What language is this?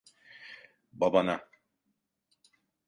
Turkish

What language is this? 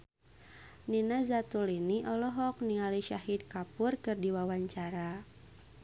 Sundanese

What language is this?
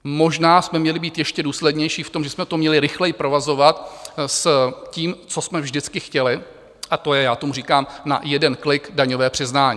Czech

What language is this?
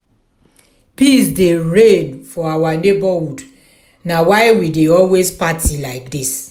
Nigerian Pidgin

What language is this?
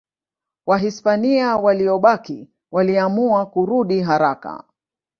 Swahili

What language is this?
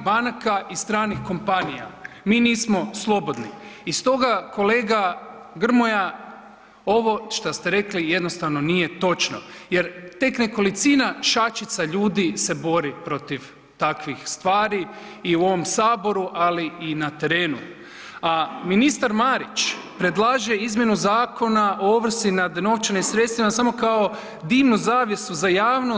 Croatian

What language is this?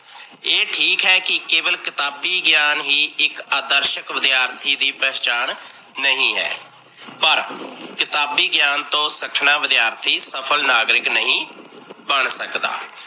Punjabi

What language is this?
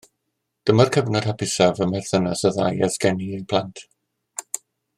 Welsh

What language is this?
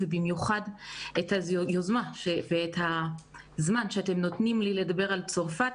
Hebrew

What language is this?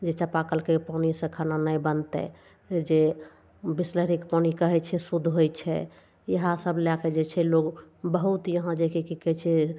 Maithili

